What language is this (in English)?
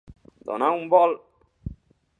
Catalan